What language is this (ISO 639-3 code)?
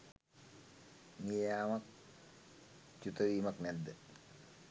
sin